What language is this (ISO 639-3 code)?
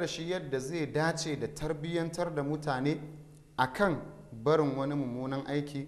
ara